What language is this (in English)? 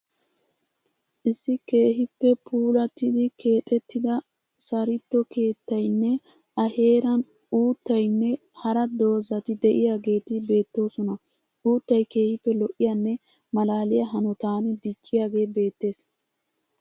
Wolaytta